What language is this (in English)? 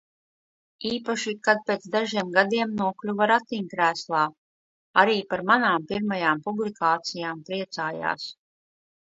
Latvian